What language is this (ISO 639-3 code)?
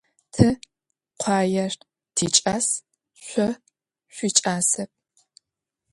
ady